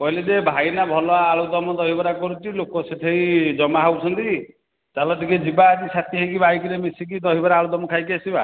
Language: Odia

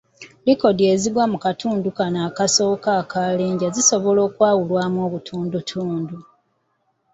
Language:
Ganda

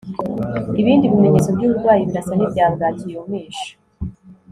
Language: Kinyarwanda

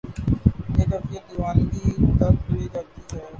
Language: Urdu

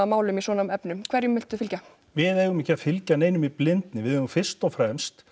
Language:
Icelandic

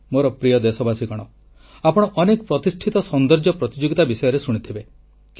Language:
Odia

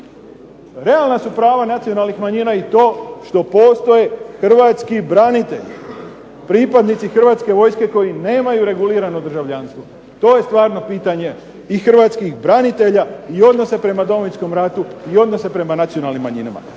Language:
Croatian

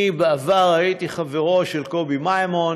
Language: Hebrew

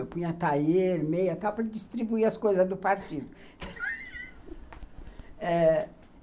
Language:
Portuguese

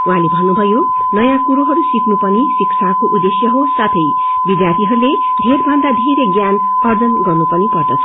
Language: Nepali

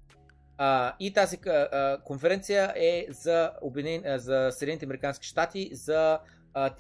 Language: Bulgarian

